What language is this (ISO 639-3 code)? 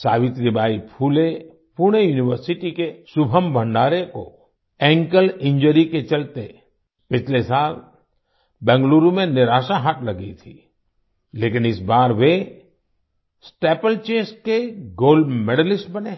hin